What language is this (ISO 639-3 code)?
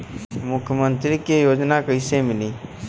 bho